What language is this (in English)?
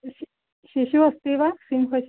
Sanskrit